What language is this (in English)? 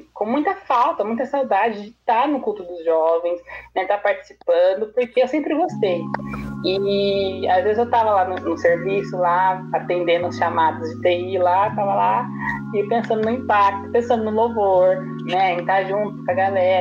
Portuguese